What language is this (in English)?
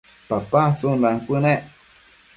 Matsés